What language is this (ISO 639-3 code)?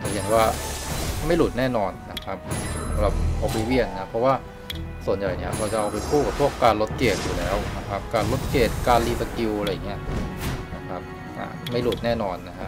tha